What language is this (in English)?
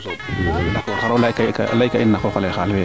Serer